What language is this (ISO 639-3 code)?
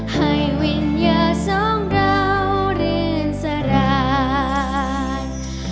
tha